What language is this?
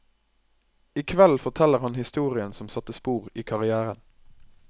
Norwegian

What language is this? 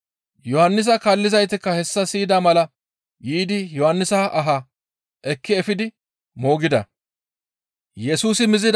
Gamo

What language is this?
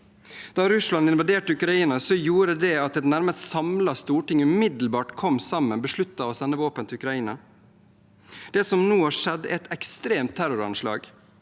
Norwegian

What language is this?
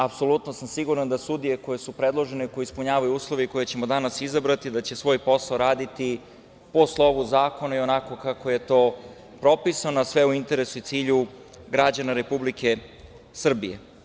Serbian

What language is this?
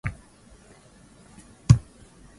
Swahili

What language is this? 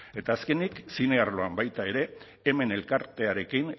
Basque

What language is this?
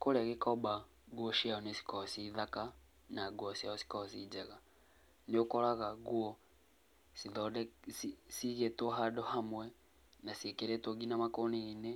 Kikuyu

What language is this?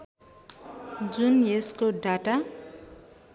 Nepali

